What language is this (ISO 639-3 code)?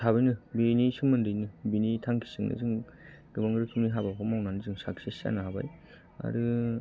brx